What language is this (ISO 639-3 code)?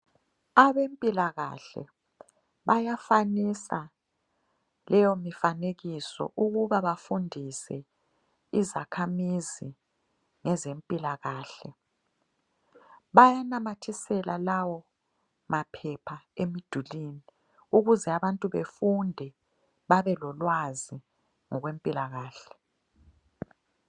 nde